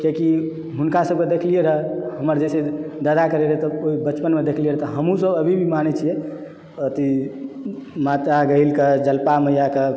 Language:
Maithili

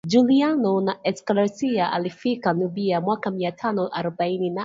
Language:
Swahili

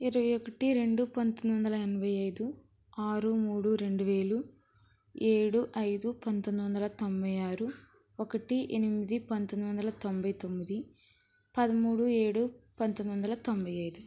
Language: Telugu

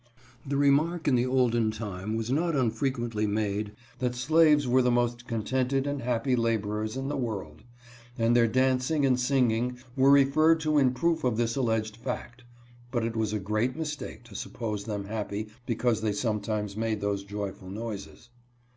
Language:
English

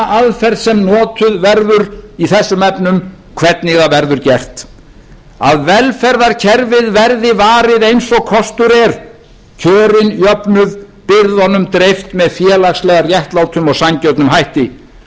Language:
Icelandic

